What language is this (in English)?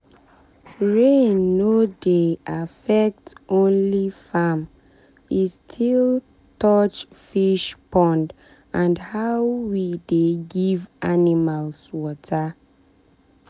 Nigerian Pidgin